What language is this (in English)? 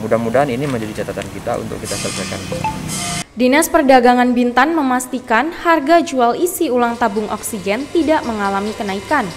Indonesian